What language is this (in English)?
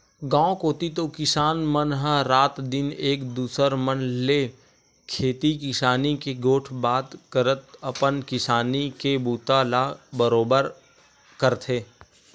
Chhattisgarhi